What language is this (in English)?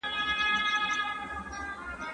Pashto